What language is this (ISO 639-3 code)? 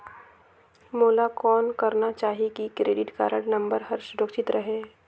hne